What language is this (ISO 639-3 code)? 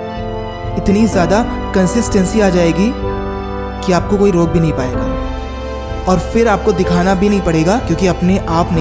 hin